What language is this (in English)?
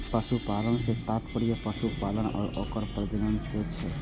Maithili